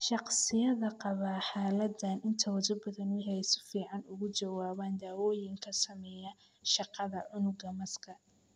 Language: Somali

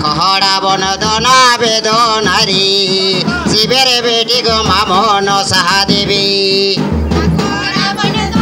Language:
Thai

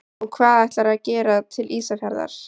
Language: Icelandic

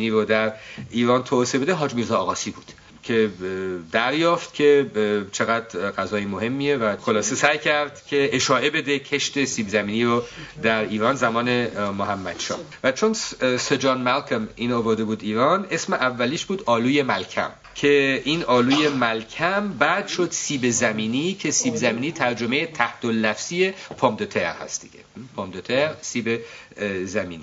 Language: Persian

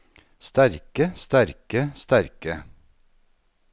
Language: Norwegian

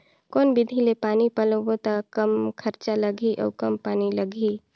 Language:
Chhattisgarhi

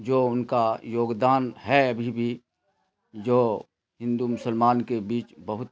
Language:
Urdu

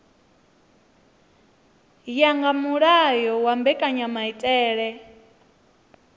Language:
Venda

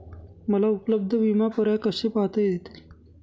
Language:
Marathi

